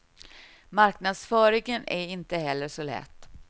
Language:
Swedish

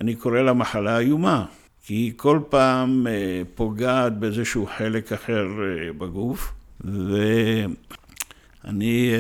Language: Hebrew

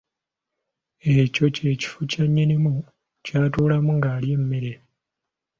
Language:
Ganda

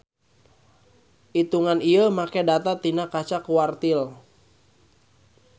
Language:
Sundanese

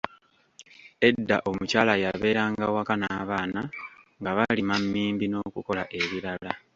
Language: Ganda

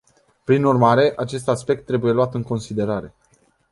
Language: Romanian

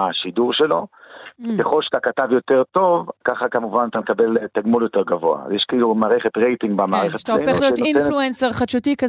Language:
Hebrew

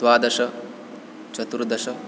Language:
Sanskrit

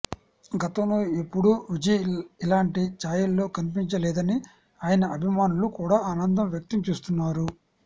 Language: Telugu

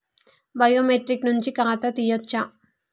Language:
Telugu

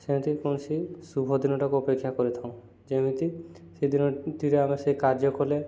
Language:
Odia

